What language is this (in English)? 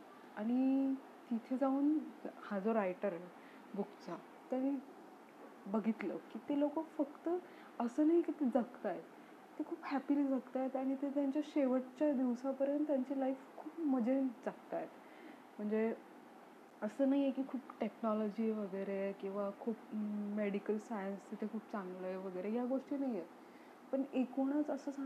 Marathi